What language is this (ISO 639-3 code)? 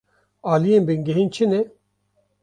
kur